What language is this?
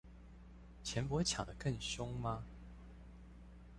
Chinese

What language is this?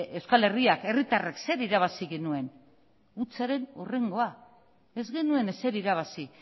Basque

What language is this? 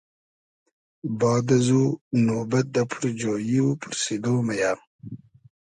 Hazaragi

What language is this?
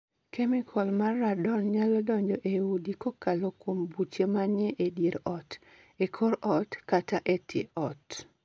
Luo (Kenya and Tanzania)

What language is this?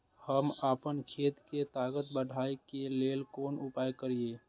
Maithili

